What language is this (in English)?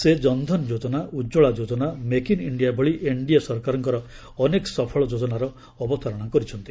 Odia